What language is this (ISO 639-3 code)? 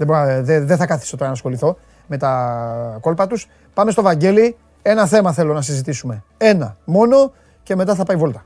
ell